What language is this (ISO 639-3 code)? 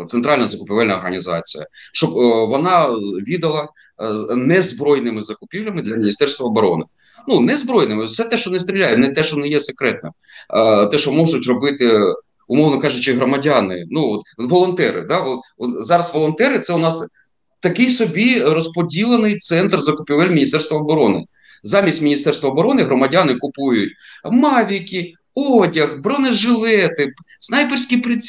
ukr